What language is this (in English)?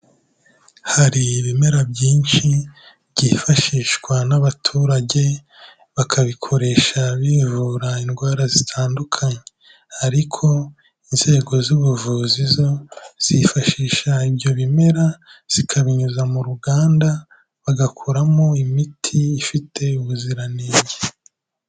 Kinyarwanda